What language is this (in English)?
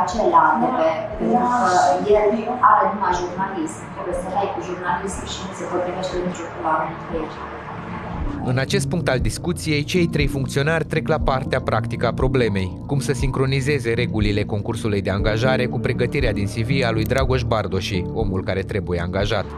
Romanian